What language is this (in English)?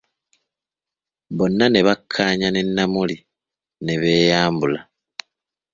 Ganda